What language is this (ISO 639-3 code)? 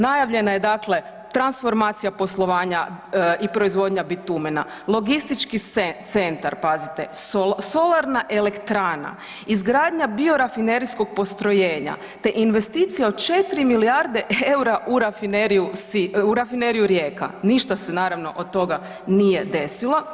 hrv